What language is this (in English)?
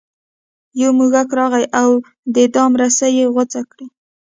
Pashto